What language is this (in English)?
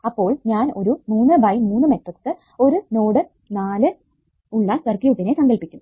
Malayalam